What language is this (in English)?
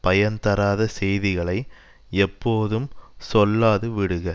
Tamil